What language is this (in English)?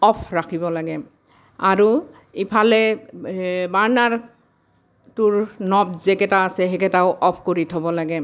Assamese